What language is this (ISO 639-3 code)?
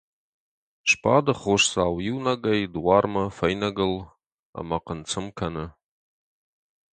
oss